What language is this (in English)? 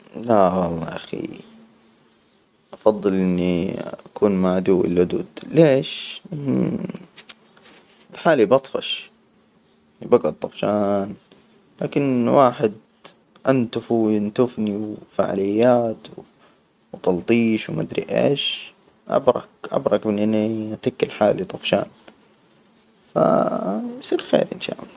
Hijazi Arabic